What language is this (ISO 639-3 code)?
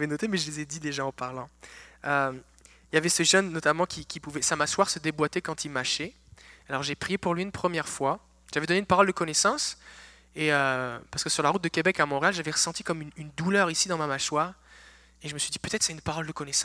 fra